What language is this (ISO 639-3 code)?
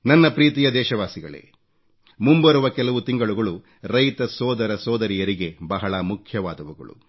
kan